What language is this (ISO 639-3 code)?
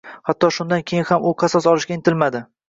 uzb